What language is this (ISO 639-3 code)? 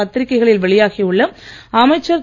tam